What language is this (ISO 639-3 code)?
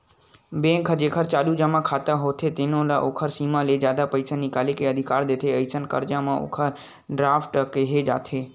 hne